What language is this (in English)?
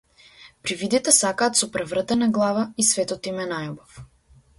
Macedonian